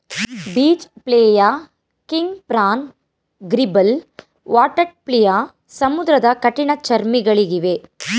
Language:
Kannada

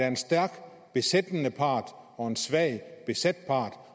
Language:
Danish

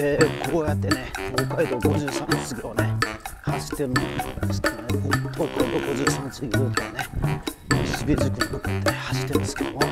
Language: Japanese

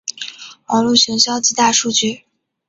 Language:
Chinese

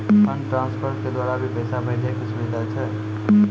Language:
Maithili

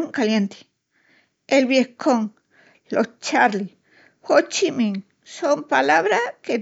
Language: Extremaduran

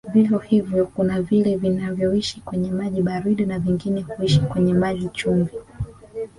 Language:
Swahili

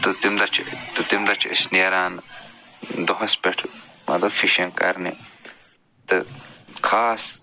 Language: Kashmiri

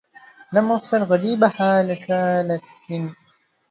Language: Arabic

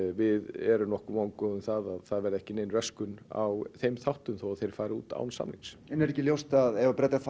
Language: Icelandic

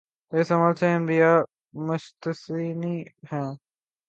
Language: Urdu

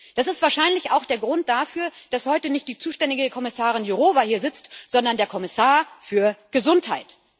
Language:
German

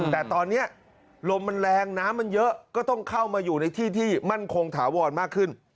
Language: Thai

